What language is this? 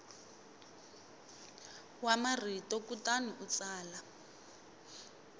Tsonga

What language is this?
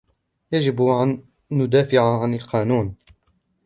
Arabic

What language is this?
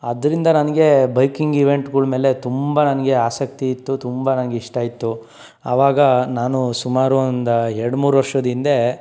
Kannada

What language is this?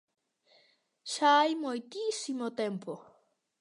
Galician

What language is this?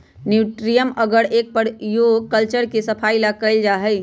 Magahi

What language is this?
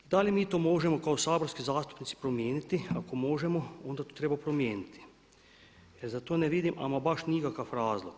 Croatian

